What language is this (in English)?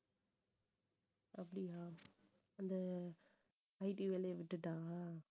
Tamil